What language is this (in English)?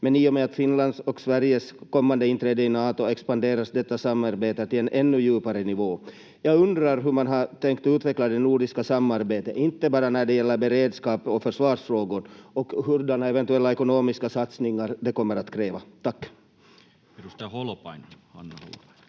Finnish